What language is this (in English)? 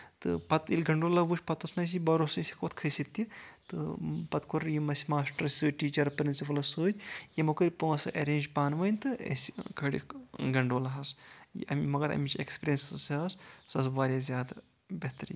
Kashmiri